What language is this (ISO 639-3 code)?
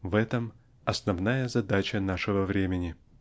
rus